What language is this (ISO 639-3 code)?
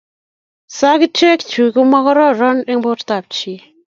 kln